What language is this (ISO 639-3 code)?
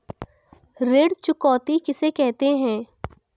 hin